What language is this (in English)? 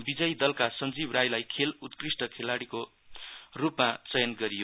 Nepali